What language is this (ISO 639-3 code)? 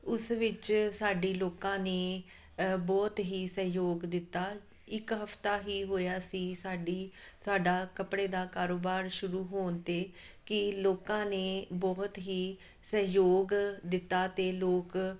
pan